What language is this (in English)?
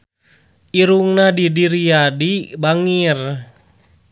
Sundanese